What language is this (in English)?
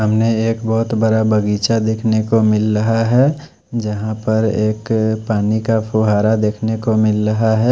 Hindi